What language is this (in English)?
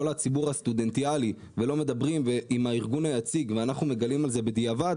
Hebrew